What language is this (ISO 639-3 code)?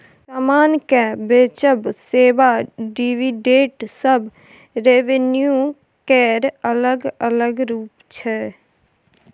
mai